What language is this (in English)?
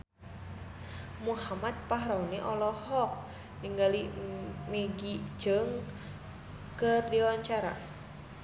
Sundanese